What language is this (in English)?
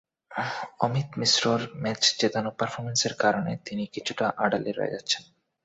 Bangla